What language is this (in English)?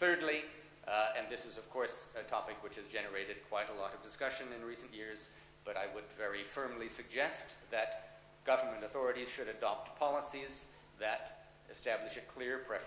English